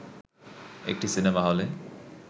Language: Bangla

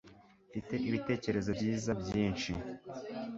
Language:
Kinyarwanda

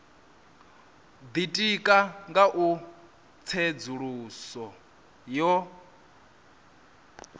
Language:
Venda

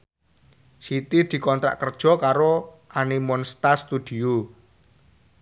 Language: Javanese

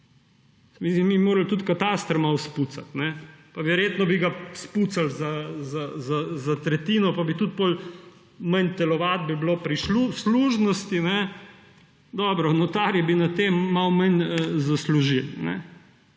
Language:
Slovenian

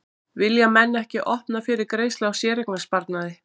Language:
Icelandic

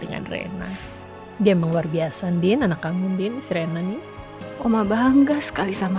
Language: Indonesian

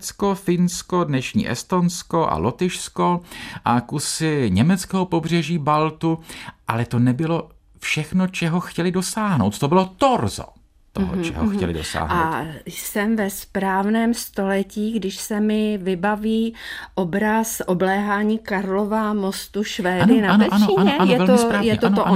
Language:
Czech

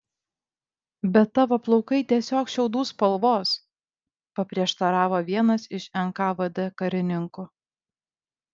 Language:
Lithuanian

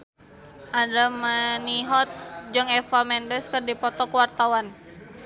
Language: Sundanese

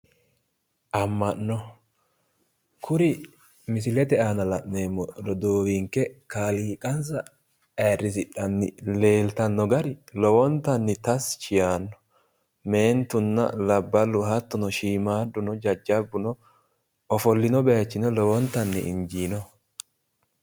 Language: Sidamo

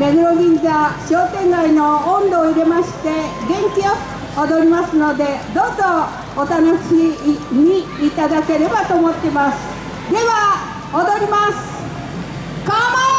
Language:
Japanese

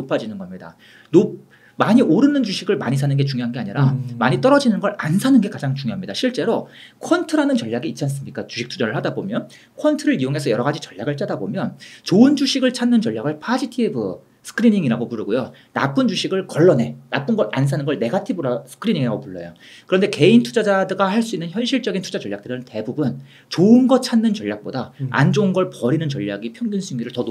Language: Korean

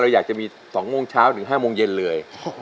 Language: Thai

